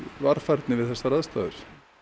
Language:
Icelandic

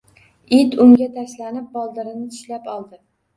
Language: Uzbek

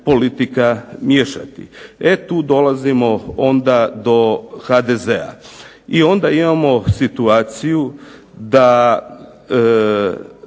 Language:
Croatian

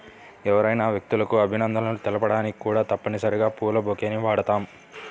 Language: Telugu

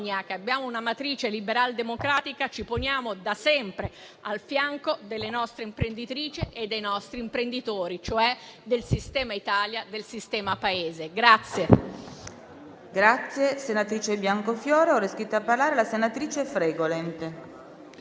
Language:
Italian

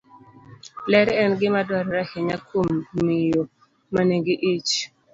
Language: Luo (Kenya and Tanzania)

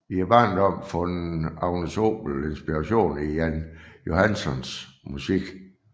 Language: Danish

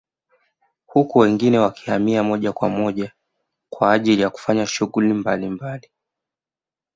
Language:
Swahili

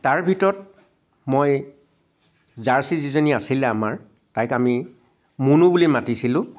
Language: Assamese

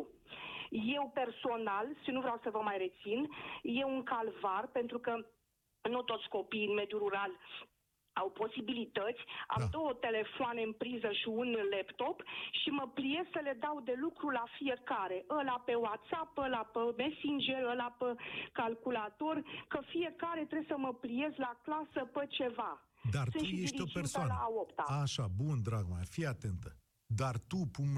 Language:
Romanian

